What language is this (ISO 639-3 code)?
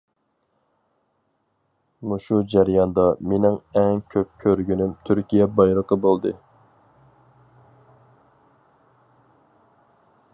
uig